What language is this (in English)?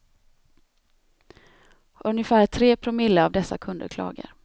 Swedish